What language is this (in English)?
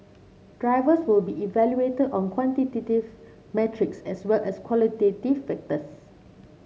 English